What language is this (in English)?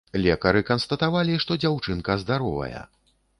Belarusian